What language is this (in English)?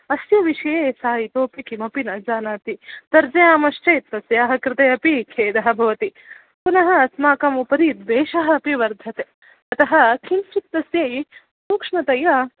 Sanskrit